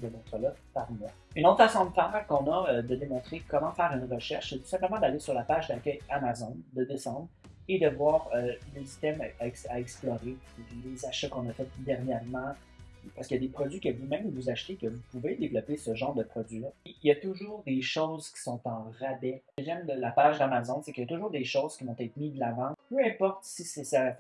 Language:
French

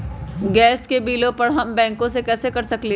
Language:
Magahi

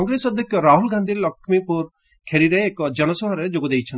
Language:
Odia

